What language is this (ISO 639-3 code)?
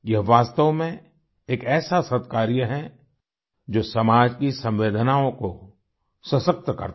hin